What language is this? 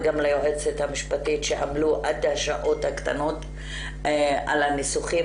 Hebrew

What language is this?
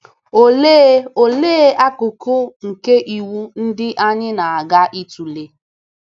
Igbo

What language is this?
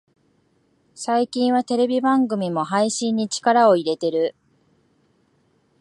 Japanese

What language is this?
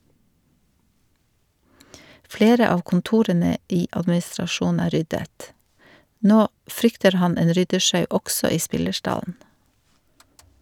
Norwegian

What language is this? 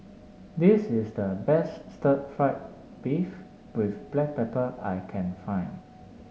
English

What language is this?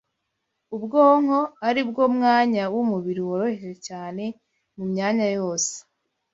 Kinyarwanda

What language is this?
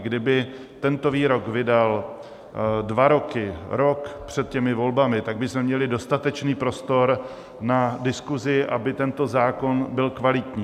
Czech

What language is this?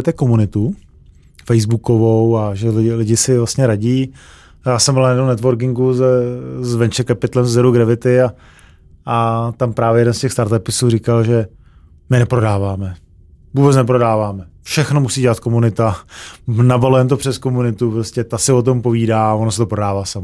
Czech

